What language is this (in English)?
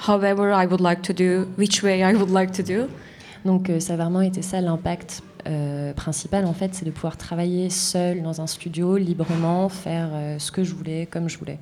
French